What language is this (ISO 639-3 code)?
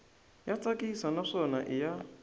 tso